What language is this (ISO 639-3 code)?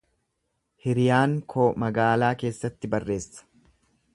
orm